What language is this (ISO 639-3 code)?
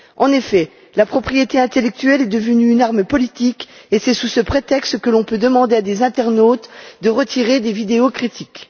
fra